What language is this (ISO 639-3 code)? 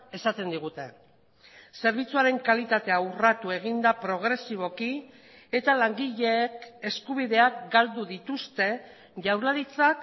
eus